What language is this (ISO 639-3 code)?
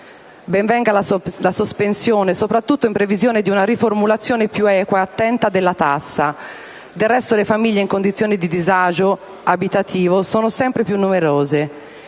ita